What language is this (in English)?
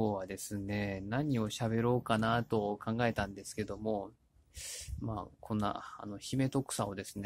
Japanese